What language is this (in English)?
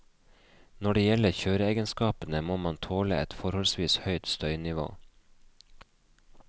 Norwegian